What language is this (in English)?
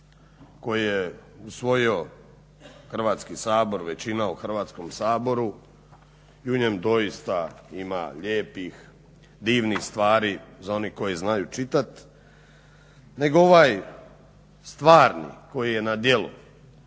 Croatian